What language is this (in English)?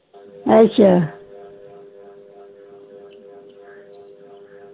Punjabi